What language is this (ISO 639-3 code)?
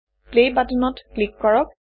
asm